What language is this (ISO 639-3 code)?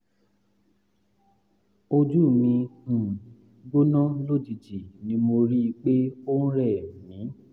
yor